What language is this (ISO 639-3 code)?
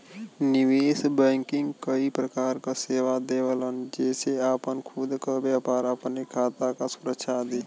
bho